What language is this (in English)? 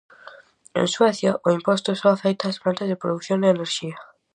Galician